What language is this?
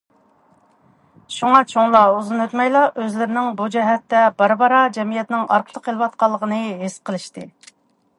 Uyghur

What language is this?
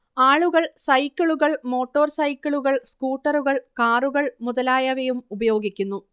Malayalam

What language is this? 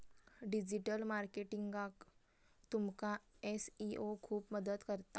Marathi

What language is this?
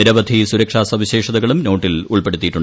Malayalam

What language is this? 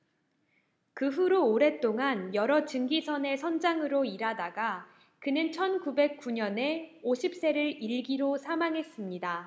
Korean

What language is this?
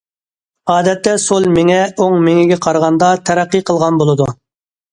Uyghur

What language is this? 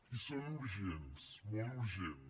Catalan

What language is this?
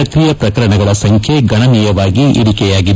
Kannada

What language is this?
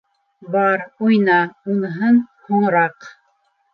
Bashkir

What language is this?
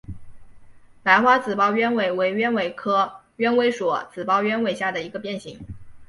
Chinese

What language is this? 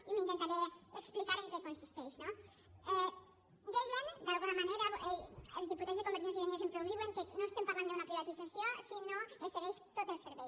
Catalan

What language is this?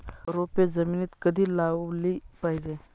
Marathi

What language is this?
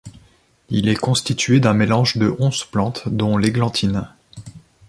French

